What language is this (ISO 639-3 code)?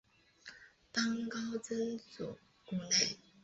zho